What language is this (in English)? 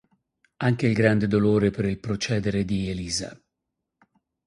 Italian